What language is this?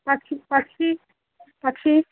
Sanskrit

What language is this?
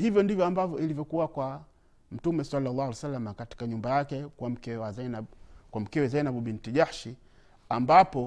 Swahili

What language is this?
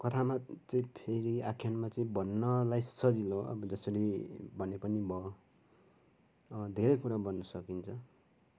Nepali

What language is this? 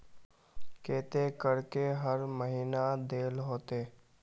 Magahi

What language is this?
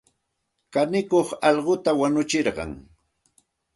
Santa Ana de Tusi Pasco Quechua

